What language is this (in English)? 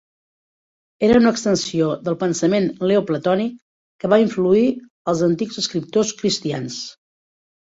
Catalan